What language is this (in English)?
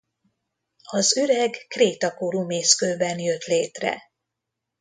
Hungarian